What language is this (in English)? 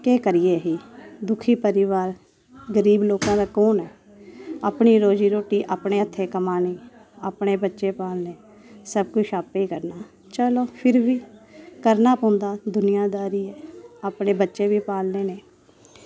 Dogri